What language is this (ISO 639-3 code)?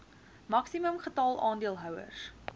afr